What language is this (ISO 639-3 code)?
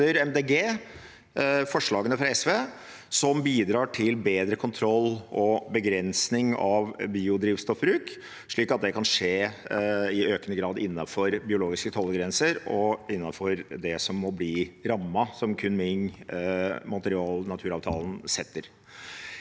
nor